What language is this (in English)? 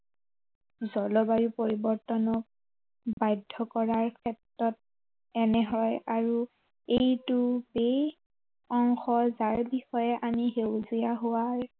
Assamese